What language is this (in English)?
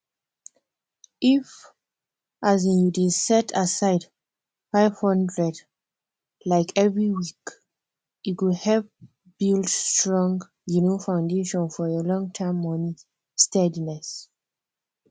Nigerian Pidgin